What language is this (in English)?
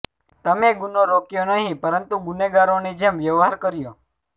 Gujarati